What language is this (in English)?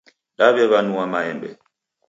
Taita